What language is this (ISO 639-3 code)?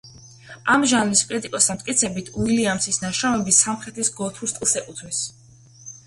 kat